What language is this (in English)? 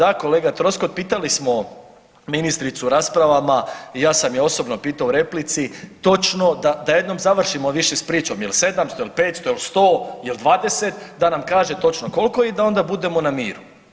Croatian